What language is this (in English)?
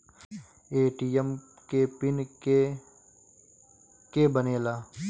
Bhojpuri